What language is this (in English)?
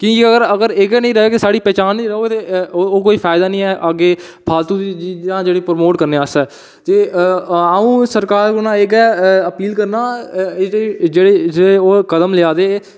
Dogri